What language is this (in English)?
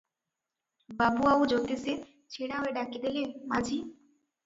Odia